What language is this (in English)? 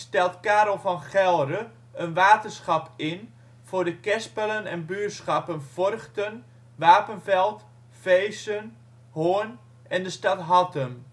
Dutch